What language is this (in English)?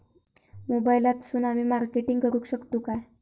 Marathi